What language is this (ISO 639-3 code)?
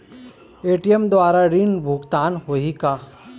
hne